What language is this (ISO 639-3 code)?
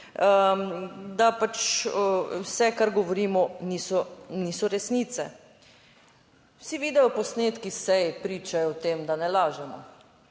slv